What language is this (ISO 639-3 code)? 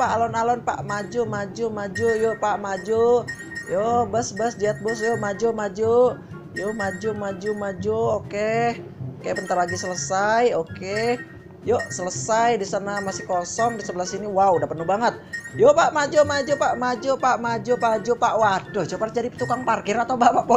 ind